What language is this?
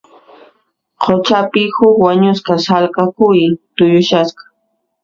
Puno Quechua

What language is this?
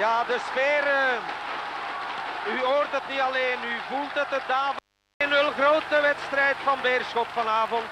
Dutch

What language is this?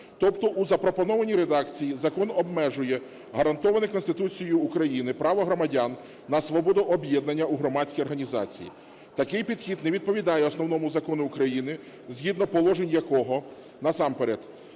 Ukrainian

